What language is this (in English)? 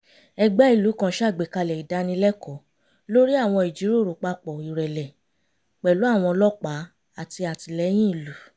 Yoruba